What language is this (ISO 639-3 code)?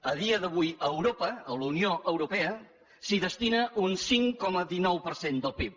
cat